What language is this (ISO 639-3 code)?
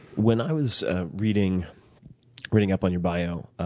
eng